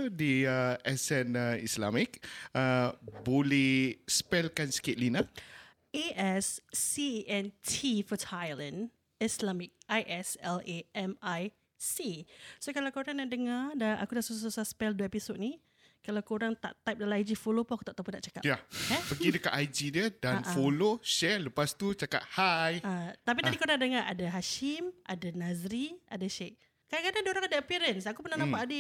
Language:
Malay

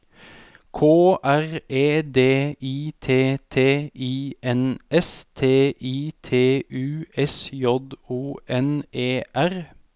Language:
Norwegian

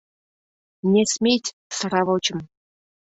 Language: Mari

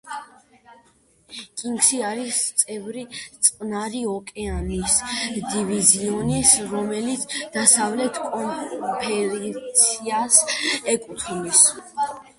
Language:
Georgian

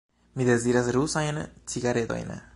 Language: Esperanto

